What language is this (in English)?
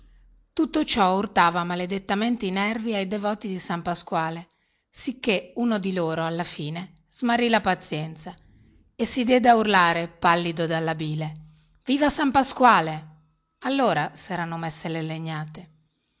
Italian